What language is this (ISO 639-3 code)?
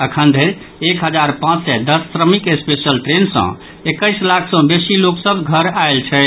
mai